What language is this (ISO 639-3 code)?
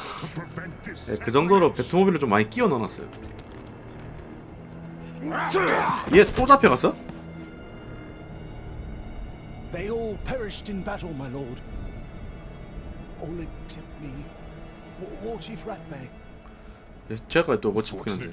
kor